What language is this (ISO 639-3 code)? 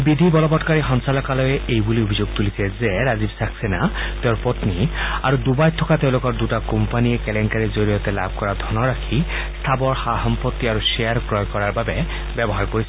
asm